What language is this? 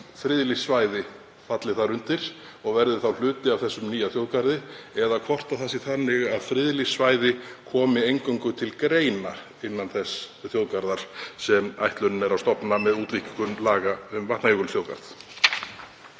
Icelandic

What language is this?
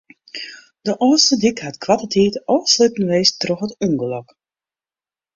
Western Frisian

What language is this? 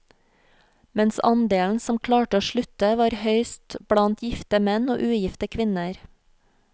Norwegian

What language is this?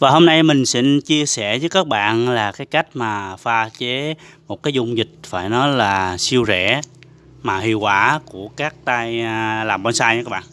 Vietnamese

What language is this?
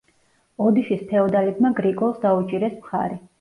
Georgian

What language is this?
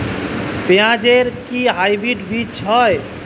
Bangla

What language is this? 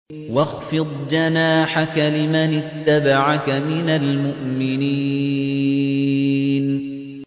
Arabic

